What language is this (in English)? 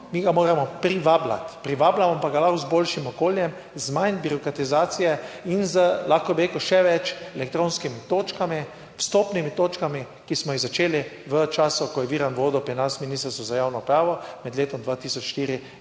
Slovenian